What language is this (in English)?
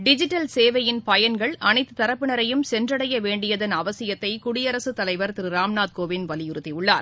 Tamil